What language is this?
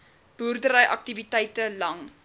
Afrikaans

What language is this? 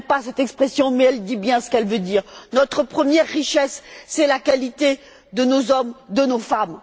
French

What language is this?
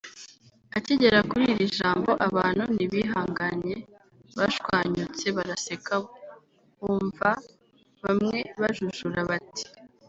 Kinyarwanda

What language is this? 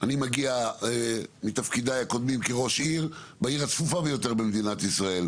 Hebrew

